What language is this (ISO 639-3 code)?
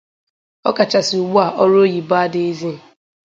ibo